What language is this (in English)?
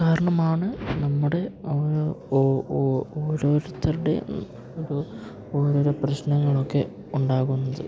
Malayalam